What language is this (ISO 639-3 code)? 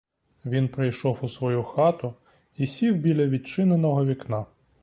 ukr